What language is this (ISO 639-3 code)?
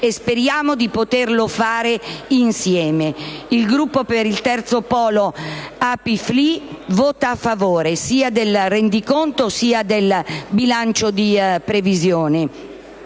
ita